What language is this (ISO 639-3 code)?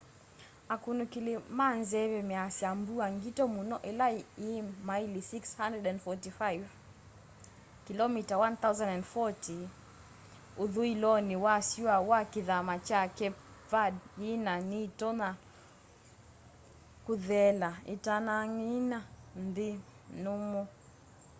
kam